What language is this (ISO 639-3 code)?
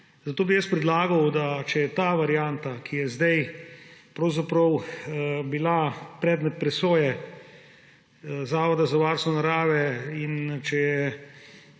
slv